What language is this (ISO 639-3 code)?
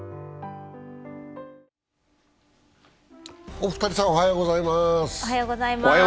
jpn